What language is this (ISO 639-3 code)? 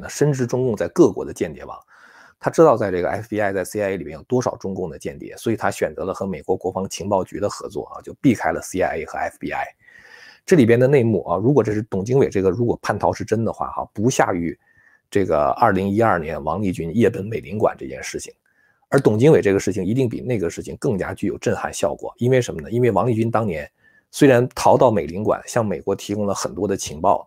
zho